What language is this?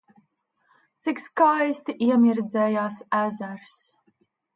Latvian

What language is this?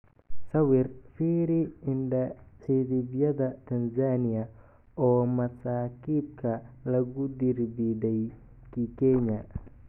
Somali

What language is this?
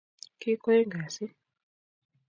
Kalenjin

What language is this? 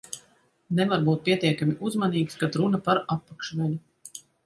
Latvian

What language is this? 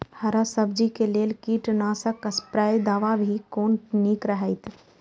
Maithili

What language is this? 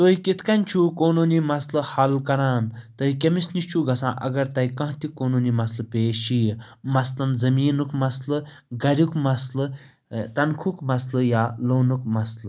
Kashmiri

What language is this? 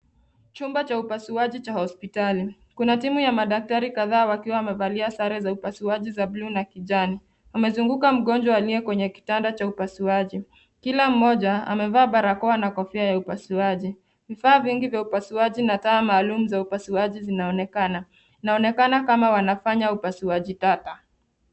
Swahili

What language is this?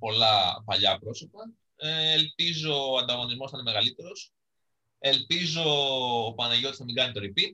Greek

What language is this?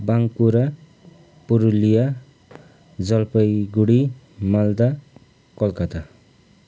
Nepali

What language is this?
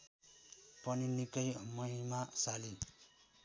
Nepali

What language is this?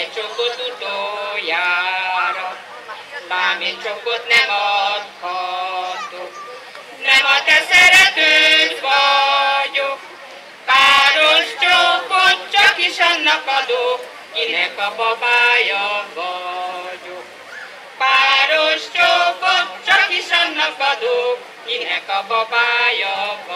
Thai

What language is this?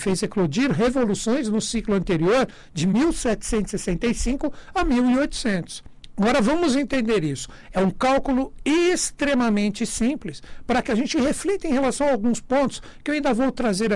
Portuguese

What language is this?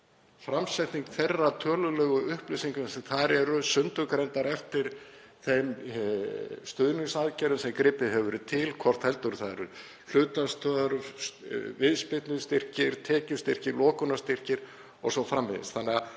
Icelandic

